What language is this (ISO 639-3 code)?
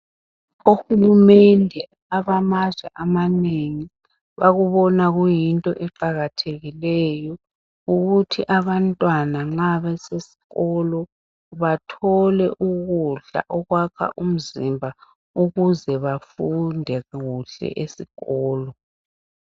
nde